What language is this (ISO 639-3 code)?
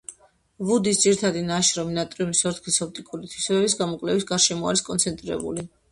kat